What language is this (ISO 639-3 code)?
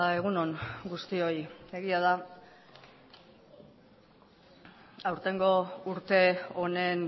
eus